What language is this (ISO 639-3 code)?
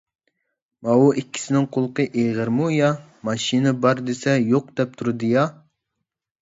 uig